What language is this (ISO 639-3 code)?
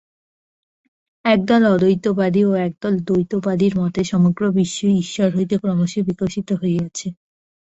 ben